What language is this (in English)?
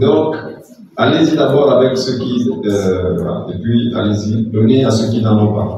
French